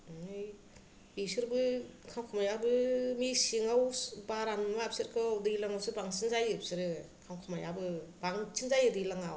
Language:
Bodo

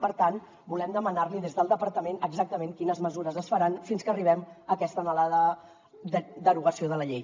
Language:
Catalan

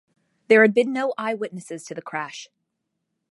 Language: English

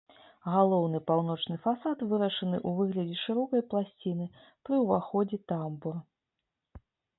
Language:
Belarusian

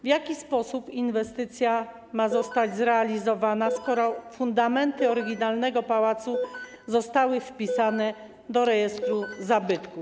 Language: Polish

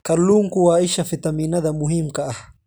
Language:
Somali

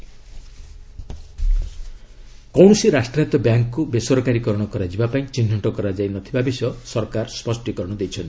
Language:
Odia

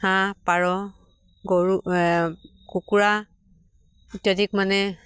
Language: Assamese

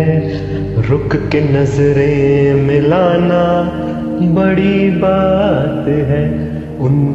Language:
Hindi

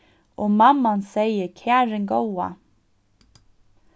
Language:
Faroese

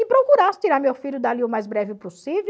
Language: Portuguese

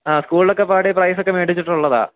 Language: Malayalam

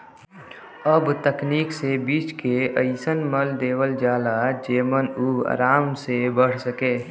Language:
Bhojpuri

